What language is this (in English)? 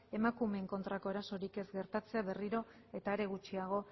Basque